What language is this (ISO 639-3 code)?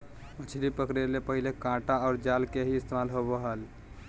mag